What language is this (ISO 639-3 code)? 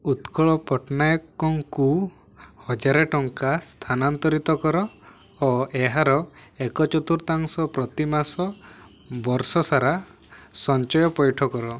ori